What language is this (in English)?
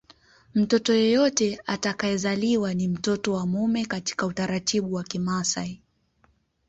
Swahili